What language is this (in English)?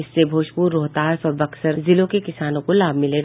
Hindi